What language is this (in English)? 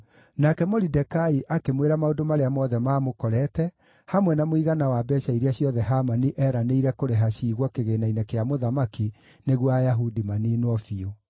Kikuyu